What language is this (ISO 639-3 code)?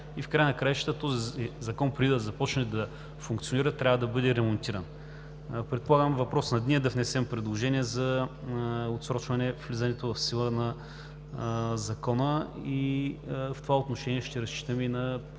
bul